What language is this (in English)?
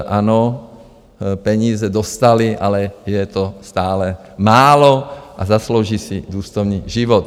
Czech